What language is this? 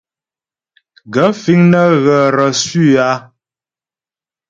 Ghomala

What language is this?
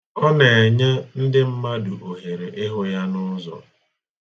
Igbo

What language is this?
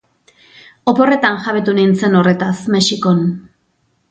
Basque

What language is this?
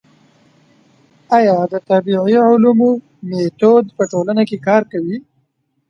Pashto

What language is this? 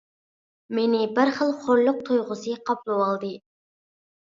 Uyghur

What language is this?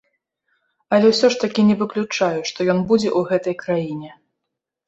Belarusian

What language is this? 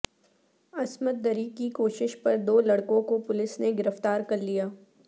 Urdu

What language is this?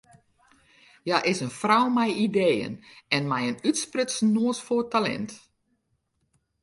Western Frisian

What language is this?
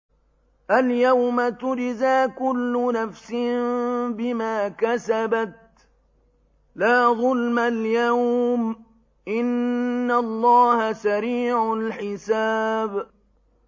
Arabic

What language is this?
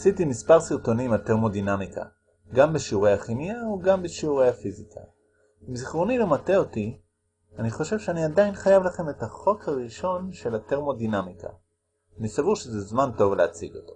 Hebrew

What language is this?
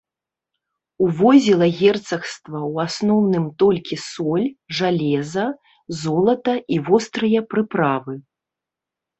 Belarusian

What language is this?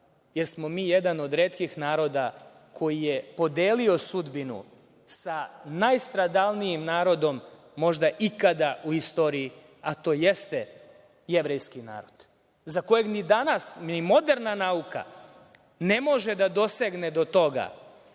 Serbian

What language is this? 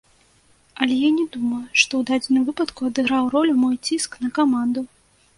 Belarusian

